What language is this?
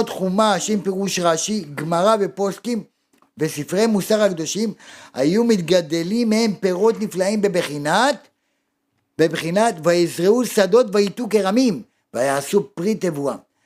Hebrew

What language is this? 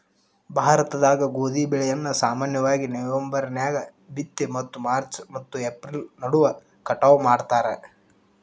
Kannada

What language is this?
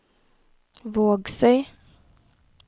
Norwegian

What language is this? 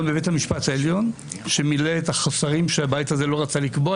Hebrew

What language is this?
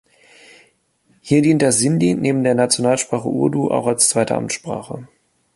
German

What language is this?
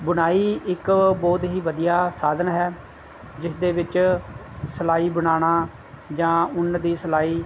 Punjabi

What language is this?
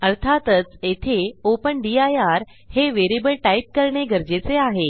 Marathi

